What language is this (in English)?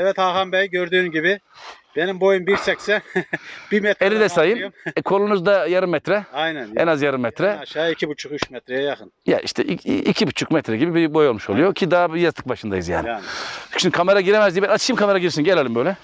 Turkish